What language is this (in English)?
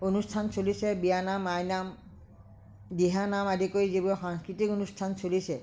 Assamese